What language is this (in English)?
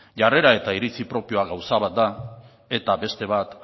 Basque